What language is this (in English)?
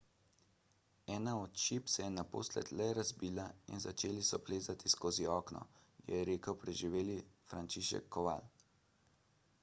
Slovenian